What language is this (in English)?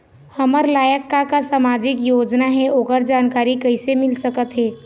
Chhattisgarhi